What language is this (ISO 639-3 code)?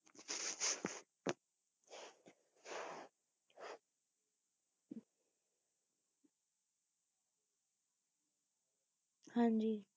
pan